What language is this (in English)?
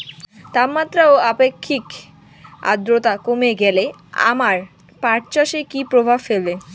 Bangla